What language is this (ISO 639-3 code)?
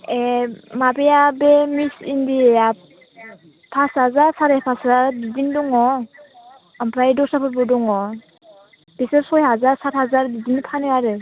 brx